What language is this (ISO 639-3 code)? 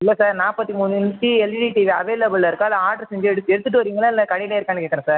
tam